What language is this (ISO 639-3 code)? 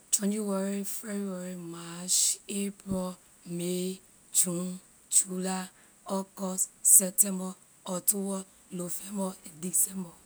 lir